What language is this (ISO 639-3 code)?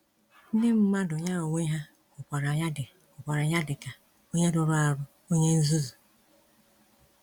ibo